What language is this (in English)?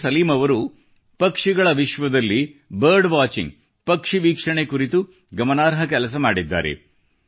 Kannada